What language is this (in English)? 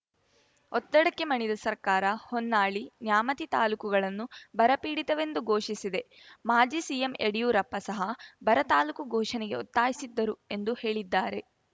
Kannada